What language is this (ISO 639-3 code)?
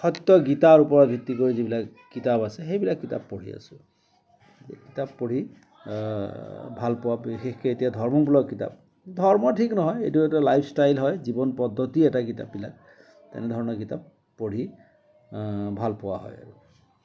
asm